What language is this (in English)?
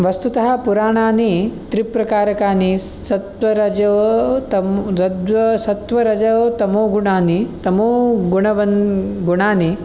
Sanskrit